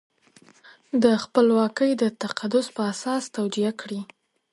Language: Pashto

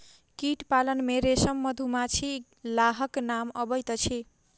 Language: Maithili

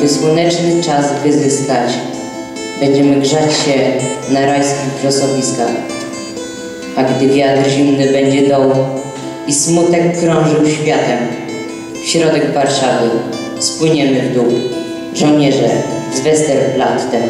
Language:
Polish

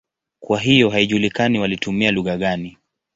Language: Swahili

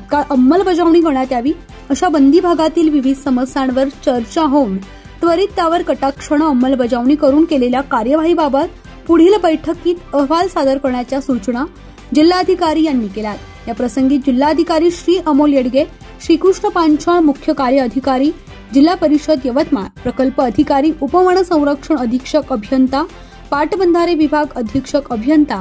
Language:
Hindi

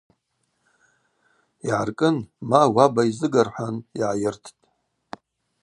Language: Abaza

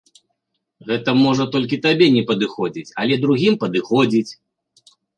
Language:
Belarusian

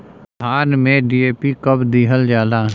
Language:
Bhojpuri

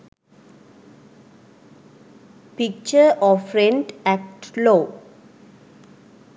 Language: Sinhala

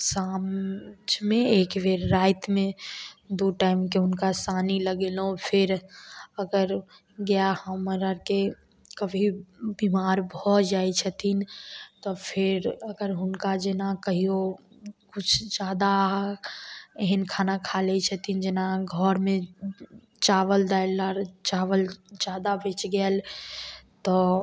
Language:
Maithili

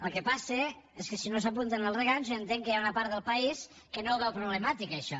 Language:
Catalan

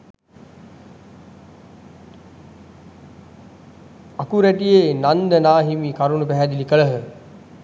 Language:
Sinhala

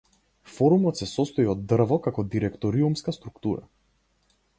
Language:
Macedonian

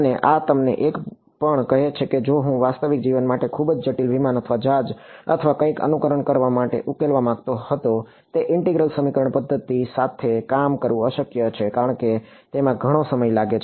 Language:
Gujarati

